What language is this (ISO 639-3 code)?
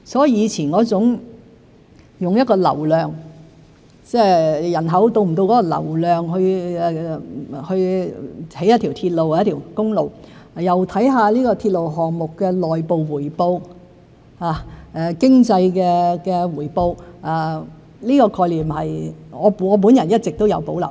yue